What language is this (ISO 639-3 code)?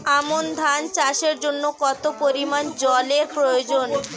ben